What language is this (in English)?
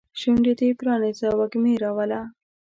Pashto